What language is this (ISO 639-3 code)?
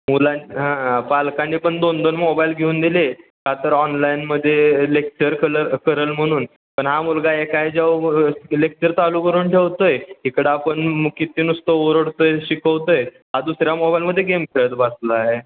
mar